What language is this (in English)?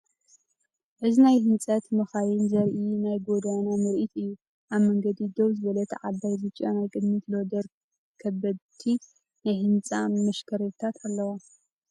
Tigrinya